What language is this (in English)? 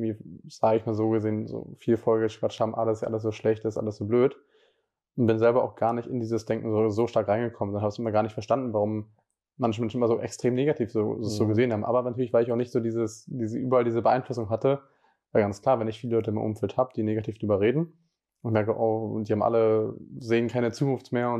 German